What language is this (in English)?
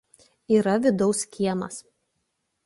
Lithuanian